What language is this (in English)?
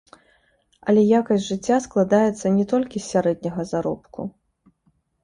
Belarusian